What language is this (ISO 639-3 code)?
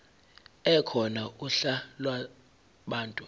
zul